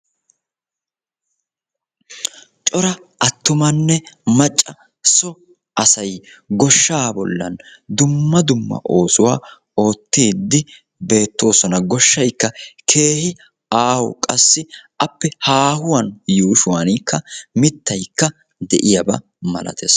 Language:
Wolaytta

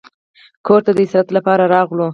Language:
Pashto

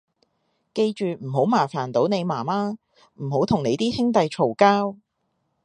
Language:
Cantonese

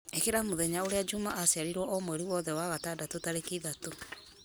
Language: Kikuyu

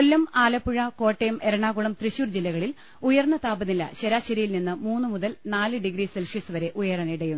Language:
Malayalam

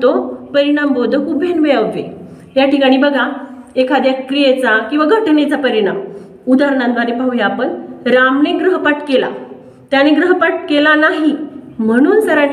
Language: Indonesian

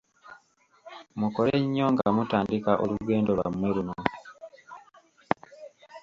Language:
Ganda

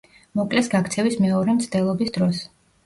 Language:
Georgian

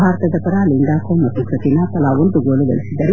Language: Kannada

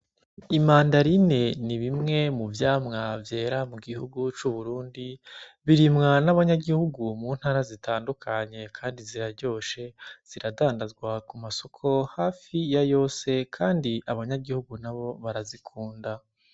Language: Rundi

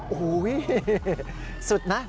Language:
Thai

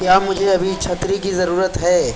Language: Urdu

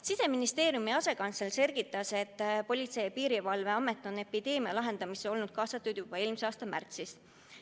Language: Estonian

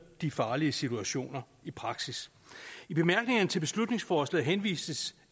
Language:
Danish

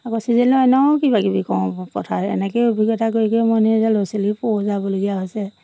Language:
Assamese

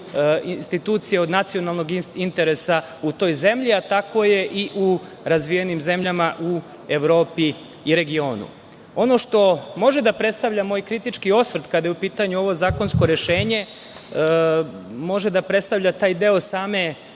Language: Serbian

